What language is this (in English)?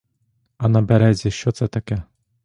Ukrainian